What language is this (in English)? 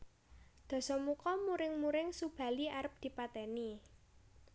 Javanese